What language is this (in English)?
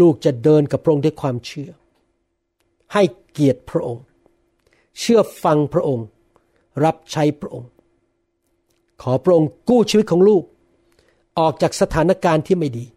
Thai